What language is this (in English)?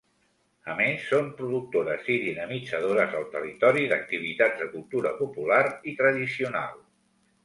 Catalan